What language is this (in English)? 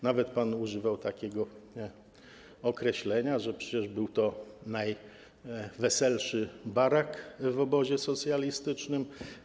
Polish